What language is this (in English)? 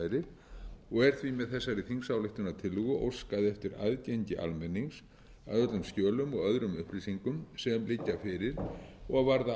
Icelandic